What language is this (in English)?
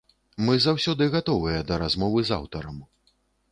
Belarusian